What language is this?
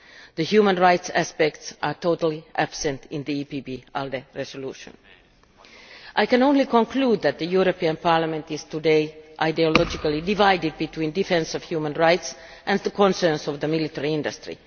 English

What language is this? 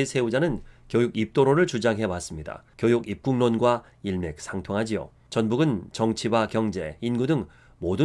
Korean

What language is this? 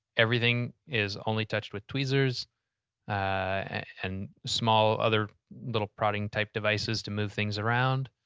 English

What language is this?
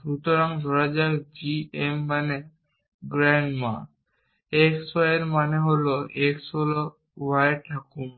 Bangla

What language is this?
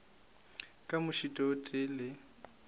Northern Sotho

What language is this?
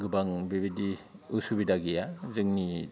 Bodo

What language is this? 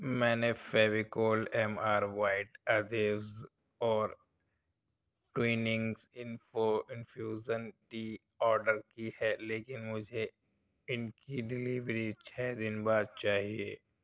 Urdu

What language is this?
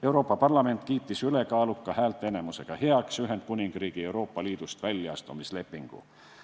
Estonian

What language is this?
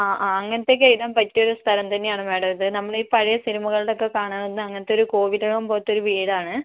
Malayalam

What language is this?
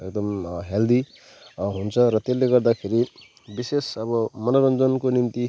Nepali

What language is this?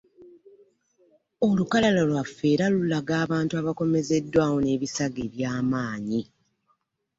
Ganda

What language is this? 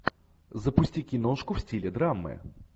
Russian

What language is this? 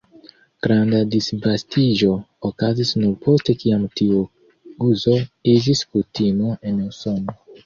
Esperanto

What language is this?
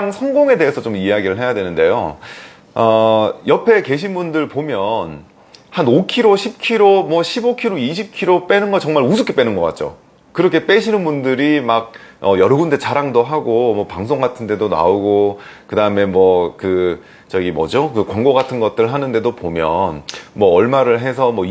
Korean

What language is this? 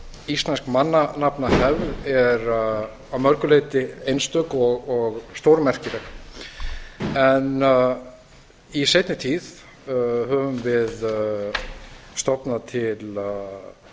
Icelandic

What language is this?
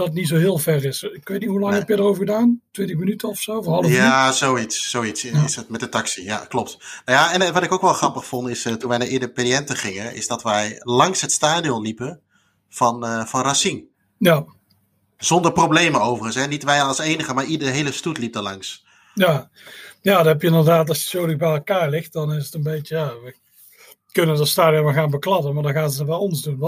Dutch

